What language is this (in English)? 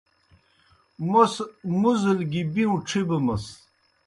Kohistani Shina